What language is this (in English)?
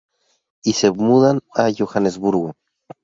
Spanish